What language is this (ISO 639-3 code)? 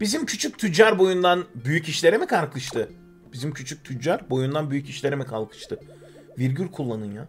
tur